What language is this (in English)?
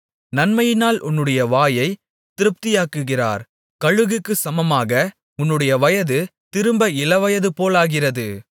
Tamil